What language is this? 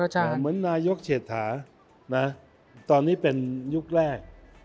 Thai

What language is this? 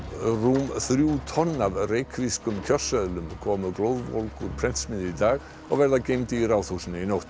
Icelandic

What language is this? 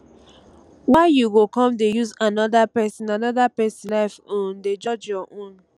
Nigerian Pidgin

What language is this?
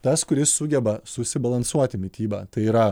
Lithuanian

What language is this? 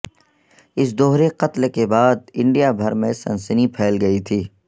Urdu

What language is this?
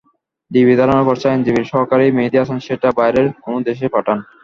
Bangla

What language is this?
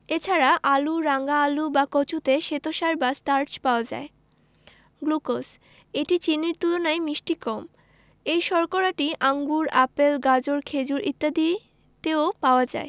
Bangla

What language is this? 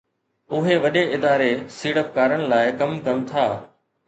Sindhi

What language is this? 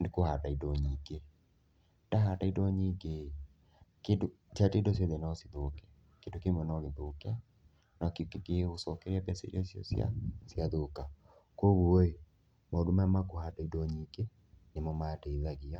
Kikuyu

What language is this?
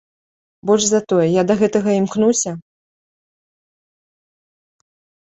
Belarusian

